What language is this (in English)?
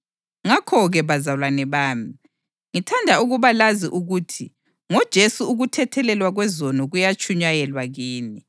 North Ndebele